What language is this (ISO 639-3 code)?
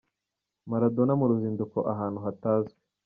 kin